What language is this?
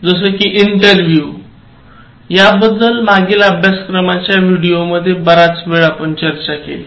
Marathi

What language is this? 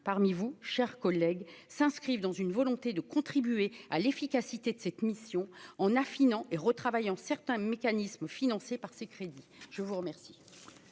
French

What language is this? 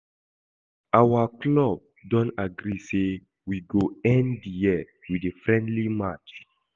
Nigerian Pidgin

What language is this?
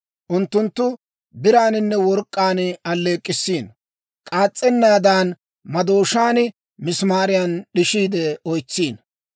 Dawro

